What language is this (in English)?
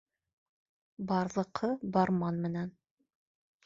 Bashkir